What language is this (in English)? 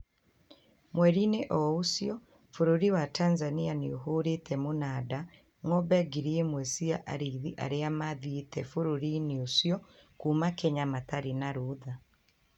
Kikuyu